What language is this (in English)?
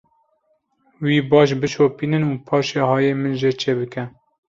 Kurdish